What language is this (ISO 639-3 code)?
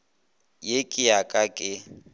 nso